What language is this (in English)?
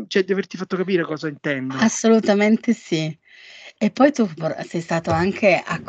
Italian